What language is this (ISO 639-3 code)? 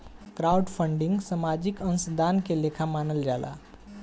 bho